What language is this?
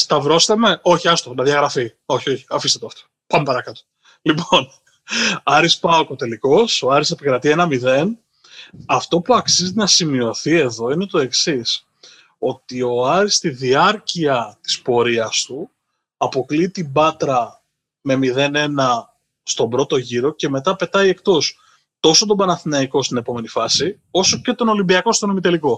Greek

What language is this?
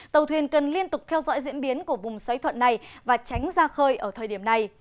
Vietnamese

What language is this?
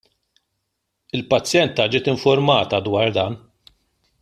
Maltese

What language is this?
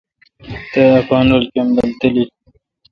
Kalkoti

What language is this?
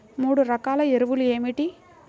Telugu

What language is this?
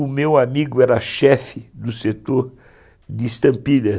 Portuguese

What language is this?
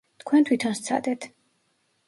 Georgian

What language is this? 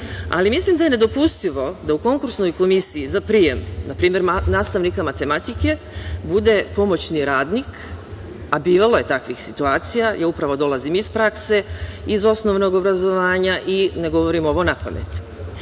Serbian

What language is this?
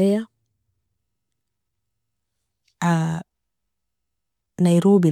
Nobiin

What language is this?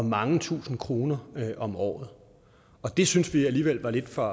Danish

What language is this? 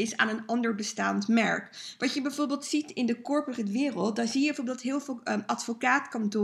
Dutch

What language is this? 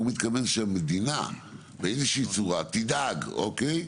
Hebrew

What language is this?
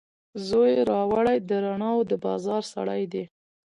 Pashto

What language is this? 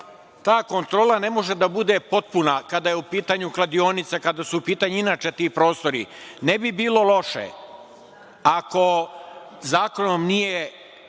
Serbian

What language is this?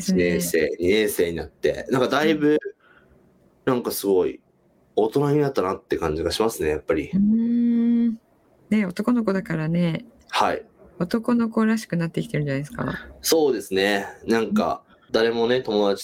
Japanese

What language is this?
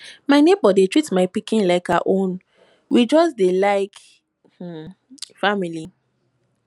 Nigerian Pidgin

